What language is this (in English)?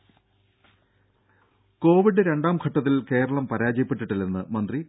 Malayalam